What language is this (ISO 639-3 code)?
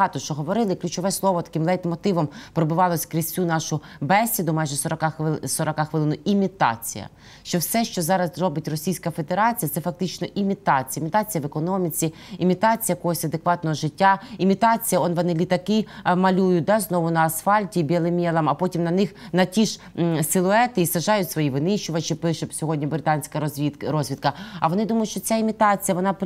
ukr